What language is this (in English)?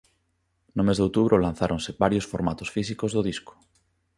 Galician